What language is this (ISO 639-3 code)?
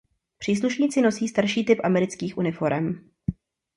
ces